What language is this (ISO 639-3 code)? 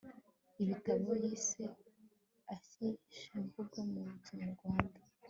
kin